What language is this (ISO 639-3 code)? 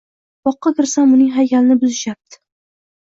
uzb